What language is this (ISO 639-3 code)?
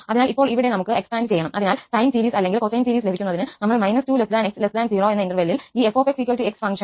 mal